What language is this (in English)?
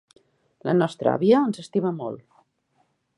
Catalan